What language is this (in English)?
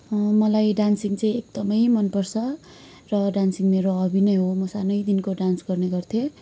Nepali